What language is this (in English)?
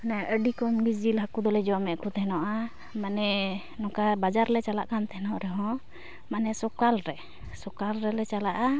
Santali